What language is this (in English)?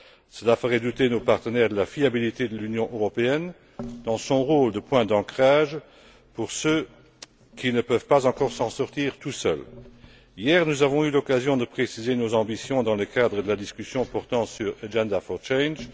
French